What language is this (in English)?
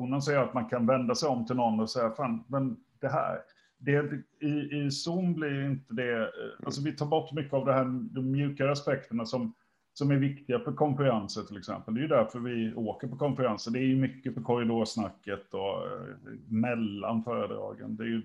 Swedish